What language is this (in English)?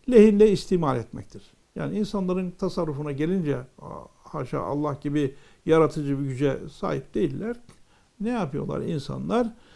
Turkish